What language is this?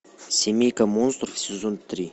Russian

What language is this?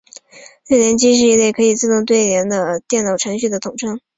Chinese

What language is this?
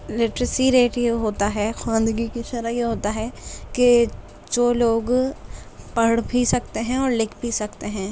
Urdu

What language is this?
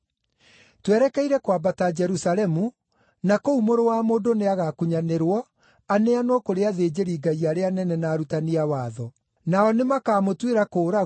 Kikuyu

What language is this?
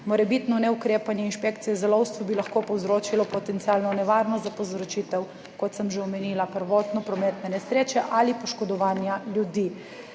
Slovenian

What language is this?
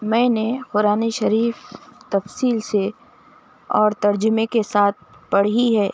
Urdu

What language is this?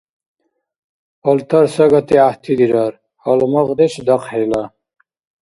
Dargwa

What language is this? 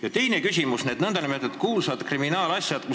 Estonian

